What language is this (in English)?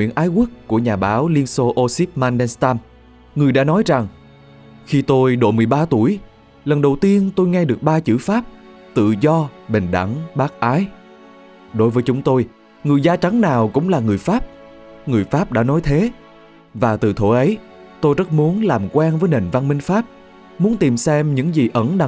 Vietnamese